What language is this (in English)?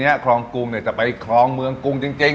Thai